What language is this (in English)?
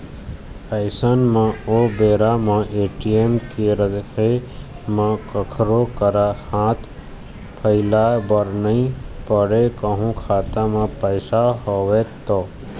Chhattisgarhi